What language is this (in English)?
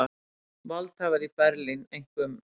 Icelandic